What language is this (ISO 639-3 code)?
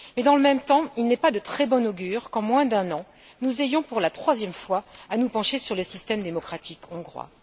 fra